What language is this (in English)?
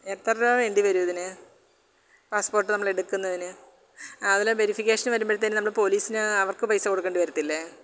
Malayalam